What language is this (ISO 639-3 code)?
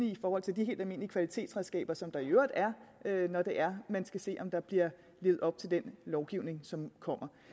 dan